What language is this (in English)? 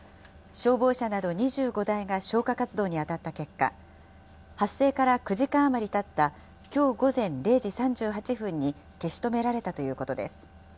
Japanese